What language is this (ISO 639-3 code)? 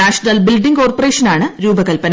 mal